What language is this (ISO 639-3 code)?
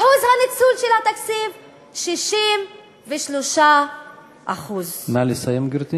heb